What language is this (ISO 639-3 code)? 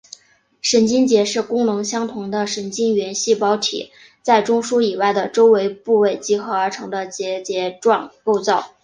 zho